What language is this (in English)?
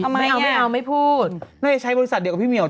Thai